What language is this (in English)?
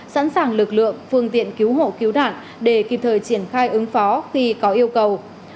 Vietnamese